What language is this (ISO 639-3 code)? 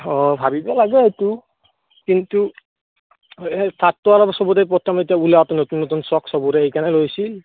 asm